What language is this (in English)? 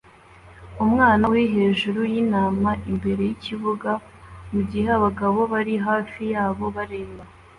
Kinyarwanda